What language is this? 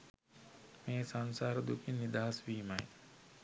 Sinhala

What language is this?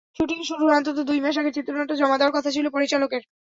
Bangla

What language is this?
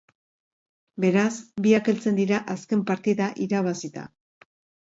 Basque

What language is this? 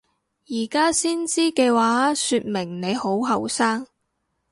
Cantonese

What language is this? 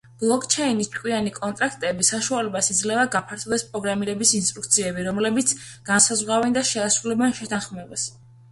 Georgian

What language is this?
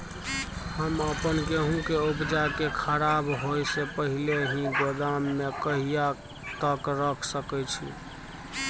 Maithili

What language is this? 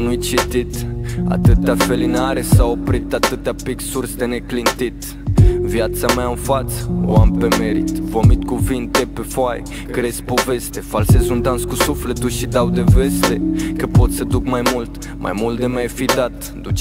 Romanian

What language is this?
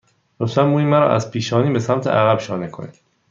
Persian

